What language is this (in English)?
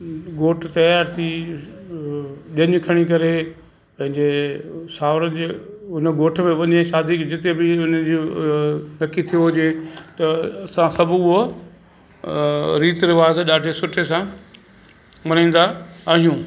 Sindhi